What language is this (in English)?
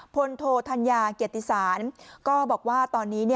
Thai